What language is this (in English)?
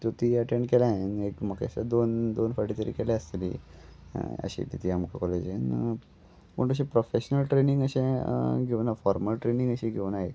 Konkani